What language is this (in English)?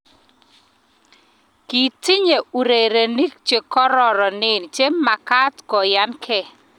Kalenjin